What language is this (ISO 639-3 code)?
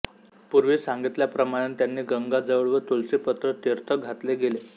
mar